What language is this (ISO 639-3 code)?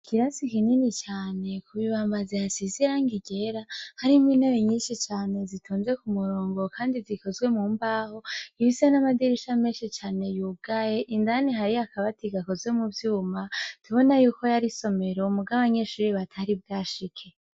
run